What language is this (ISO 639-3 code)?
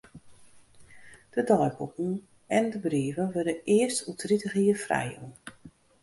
fry